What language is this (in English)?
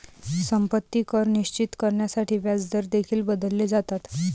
Marathi